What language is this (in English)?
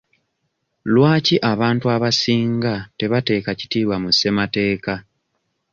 Ganda